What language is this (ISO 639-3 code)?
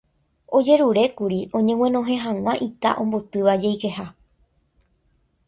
grn